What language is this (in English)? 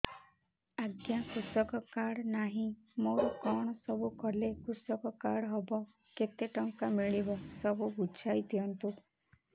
Odia